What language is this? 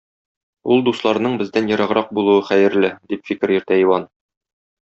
Tatar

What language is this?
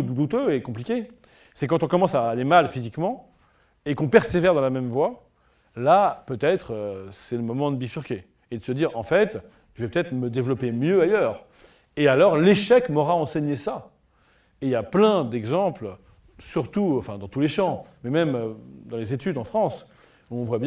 French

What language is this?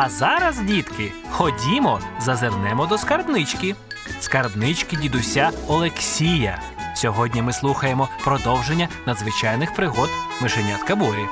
Ukrainian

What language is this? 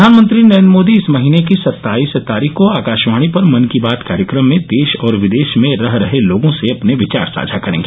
Hindi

